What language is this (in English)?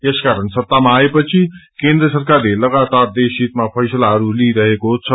Nepali